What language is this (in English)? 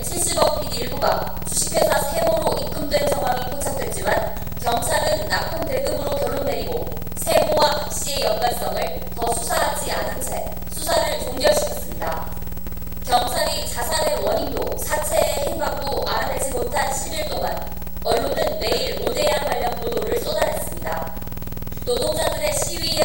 Korean